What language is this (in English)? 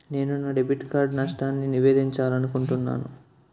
Telugu